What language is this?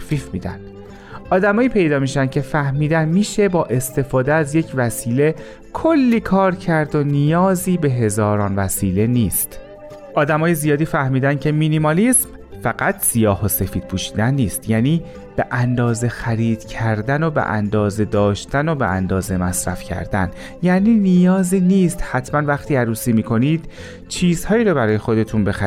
Persian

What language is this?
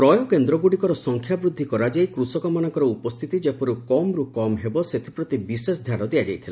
Odia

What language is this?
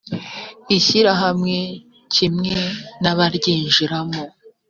Kinyarwanda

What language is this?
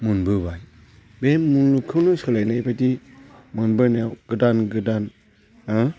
Bodo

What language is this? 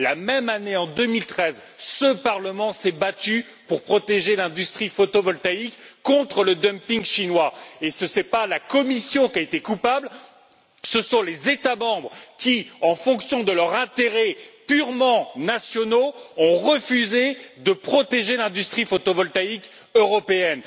French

